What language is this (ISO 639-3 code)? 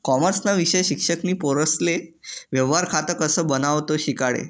mar